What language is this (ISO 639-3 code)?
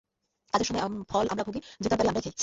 ben